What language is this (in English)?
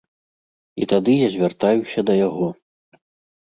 Belarusian